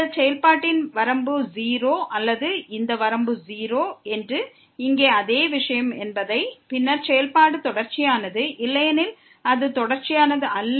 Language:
Tamil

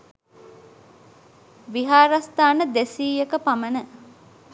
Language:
Sinhala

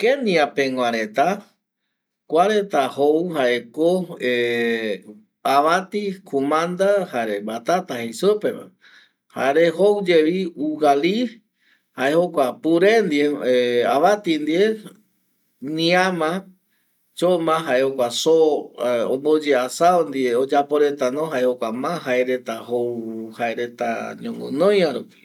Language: Eastern Bolivian Guaraní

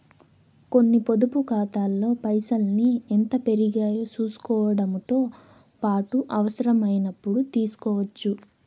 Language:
Telugu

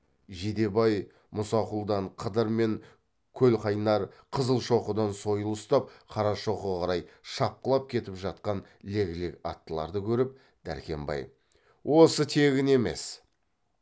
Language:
Kazakh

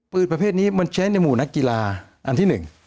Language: Thai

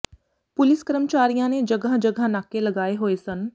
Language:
Punjabi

